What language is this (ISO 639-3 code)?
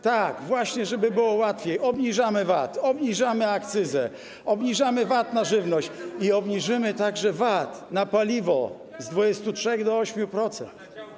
pol